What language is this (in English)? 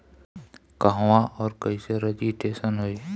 Bhojpuri